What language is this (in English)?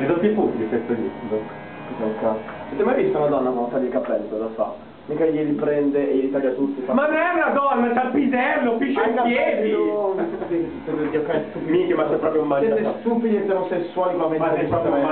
Italian